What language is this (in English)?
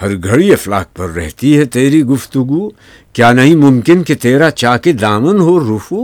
Urdu